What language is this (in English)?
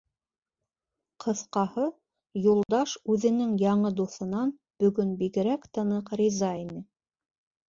Bashkir